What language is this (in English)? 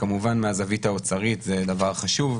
Hebrew